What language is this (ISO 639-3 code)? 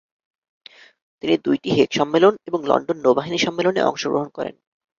ben